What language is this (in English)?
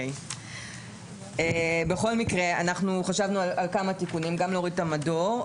Hebrew